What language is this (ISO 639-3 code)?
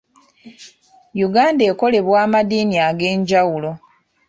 lug